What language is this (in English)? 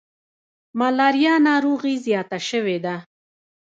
Pashto